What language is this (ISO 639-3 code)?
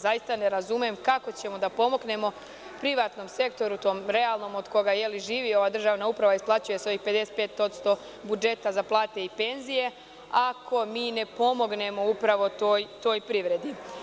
srp